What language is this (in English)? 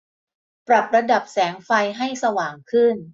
Thai